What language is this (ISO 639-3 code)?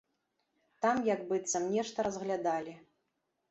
bel